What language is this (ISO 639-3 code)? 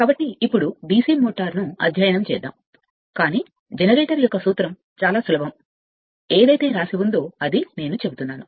tel